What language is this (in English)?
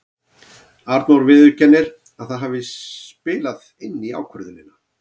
Icelandic